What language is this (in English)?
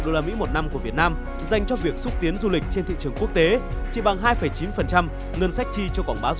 Vietnamese